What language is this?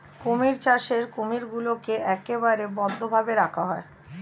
Bangla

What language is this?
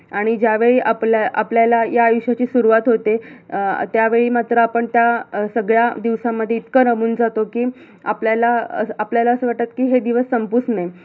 Marathi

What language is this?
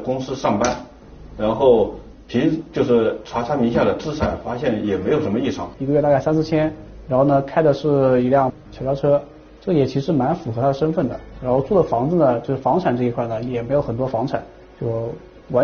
Chinese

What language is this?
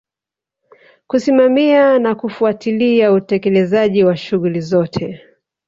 Swahili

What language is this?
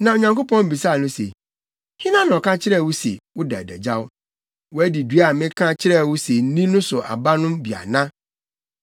Akan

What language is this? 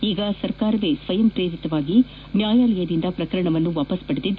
Kannada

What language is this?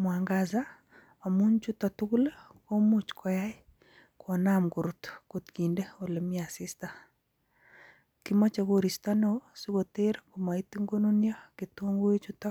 Kalenjin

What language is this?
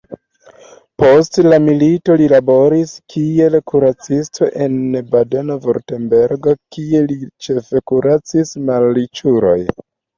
Esperanto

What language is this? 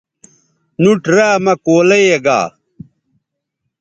Bateri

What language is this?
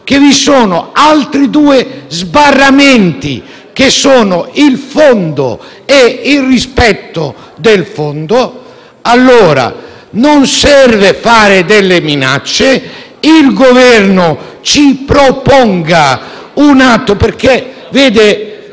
Italian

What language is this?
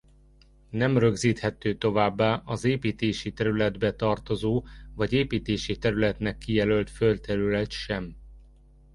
Hungarian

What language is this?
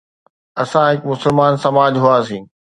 Sindhi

